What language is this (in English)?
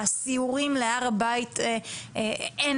Hebrew